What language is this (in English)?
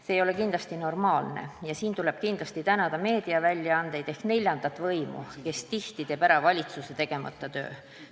Estonian